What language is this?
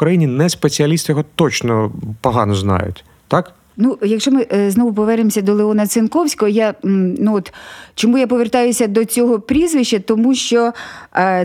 Ukrainian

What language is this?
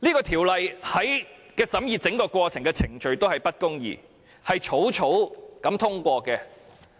Cantonese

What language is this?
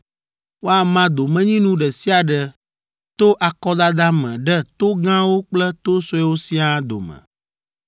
Ewe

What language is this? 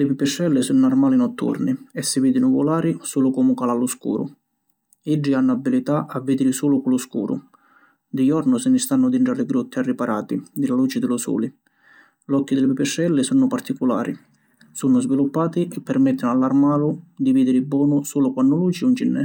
Sicilian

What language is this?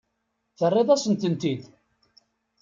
Kabyle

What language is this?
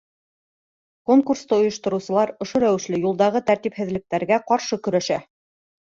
Bashkir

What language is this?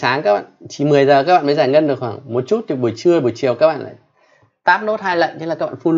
Vietnamese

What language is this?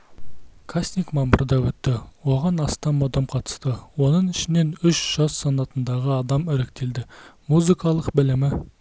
Kazakh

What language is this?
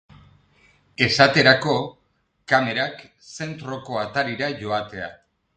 Basque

